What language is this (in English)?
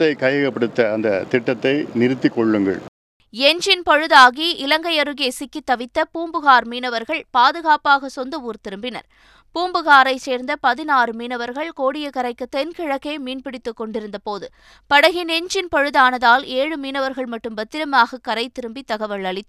Tamil